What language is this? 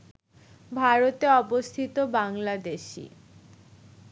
Bangla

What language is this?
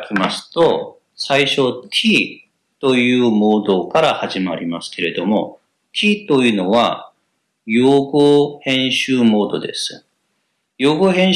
Japanese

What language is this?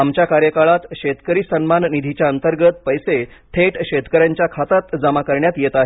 Marathi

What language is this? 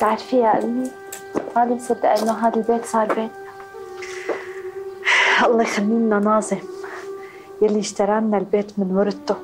Arabic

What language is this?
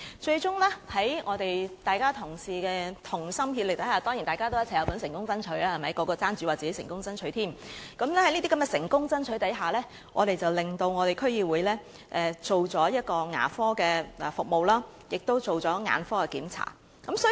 Cantonese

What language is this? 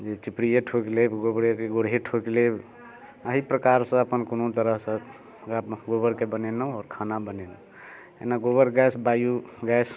Maithili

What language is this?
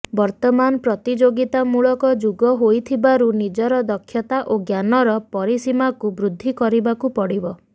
Odia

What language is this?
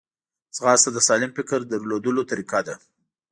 Pashto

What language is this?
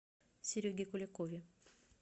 Russian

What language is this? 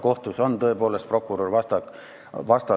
Estonian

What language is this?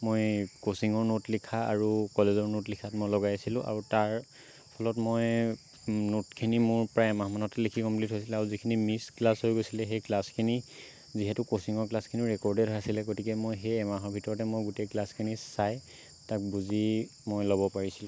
Assamese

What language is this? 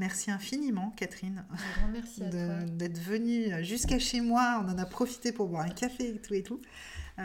French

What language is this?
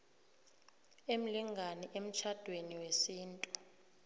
South Ndebele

